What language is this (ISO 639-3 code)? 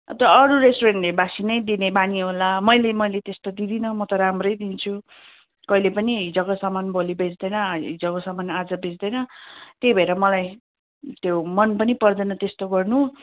nep